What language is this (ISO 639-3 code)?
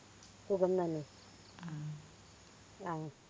mal